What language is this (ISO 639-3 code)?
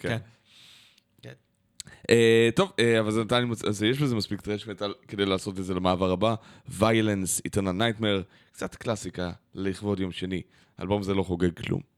heb